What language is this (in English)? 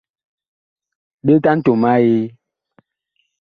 Bakoko